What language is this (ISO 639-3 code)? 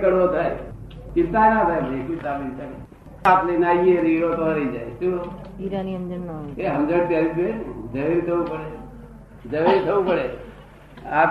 guj